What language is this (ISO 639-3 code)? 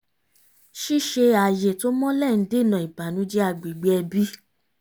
yor